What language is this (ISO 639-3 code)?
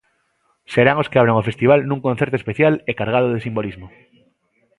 glg